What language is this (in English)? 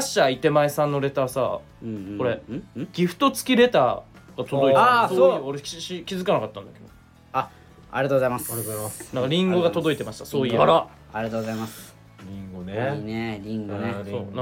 Japanese